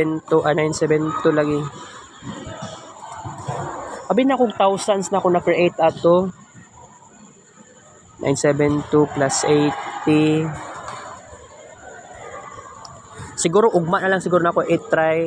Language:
Filipino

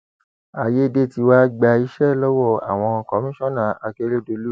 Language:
Yoruba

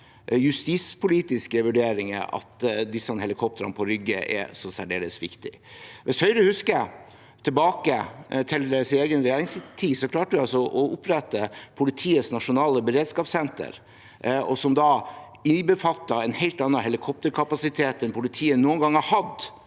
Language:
Norwegian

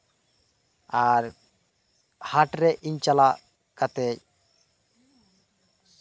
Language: Santali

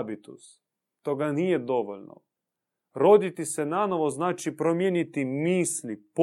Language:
Croatian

